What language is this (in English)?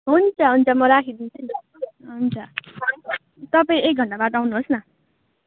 Nepali